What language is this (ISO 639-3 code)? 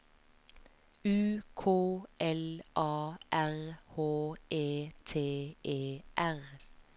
nor